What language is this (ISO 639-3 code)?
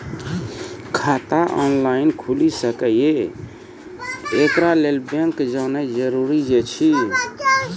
mai